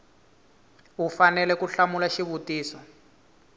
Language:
Tsonga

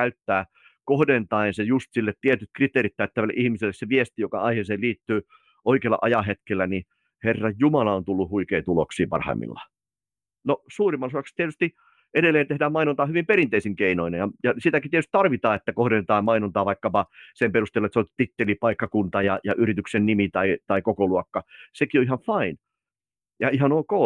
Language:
Finnish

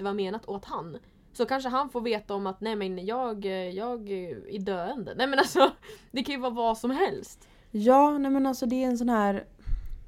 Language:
Swedish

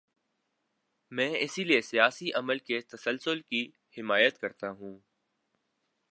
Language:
Urdu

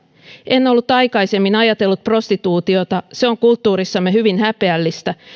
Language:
Finnish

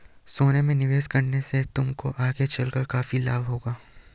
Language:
Hindi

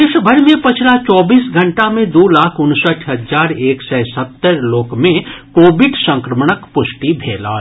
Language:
Maithili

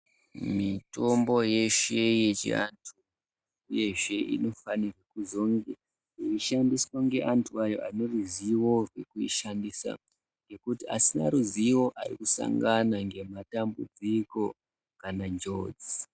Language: Ndau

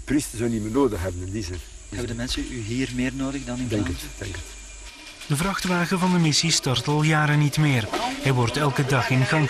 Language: Dutch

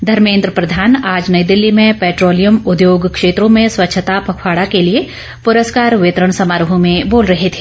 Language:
Hindi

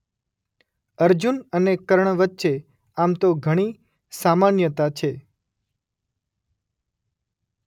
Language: Gujarati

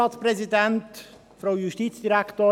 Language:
Swiss German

